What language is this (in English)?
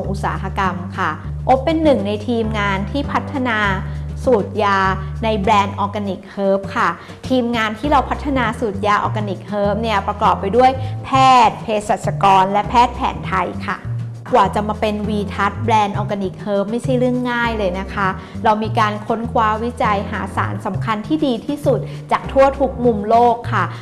Thai